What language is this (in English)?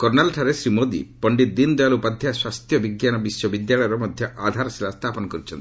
Odia